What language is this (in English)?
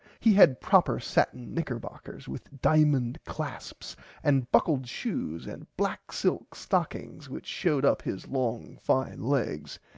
English